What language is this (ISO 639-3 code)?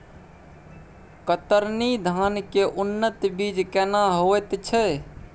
mai